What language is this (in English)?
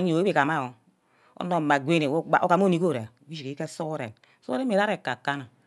Ubaghara